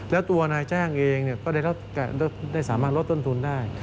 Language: Thai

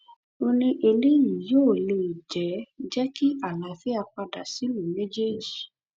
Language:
Yoruba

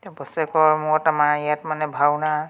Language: Assamese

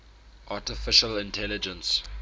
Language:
English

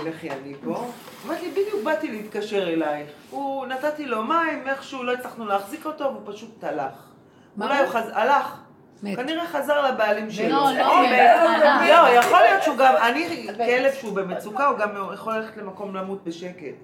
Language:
Hebrew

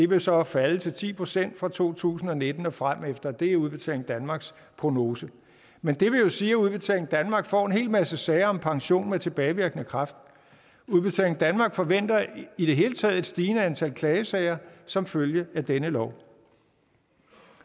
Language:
Danish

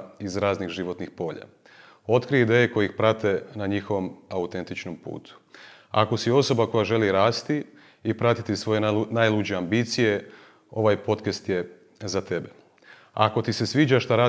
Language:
Croatian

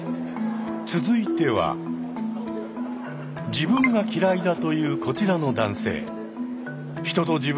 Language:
Japanese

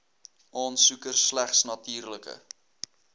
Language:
Afrikaans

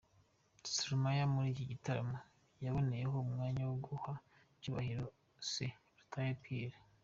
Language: Kinyarwanda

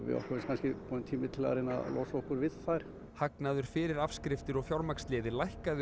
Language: Icelandic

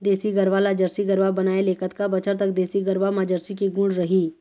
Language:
Chhattisgarhi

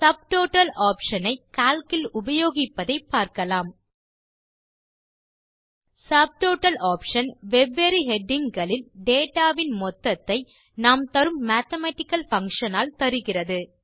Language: Tamil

